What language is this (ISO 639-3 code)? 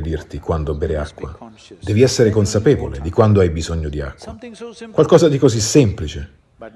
ita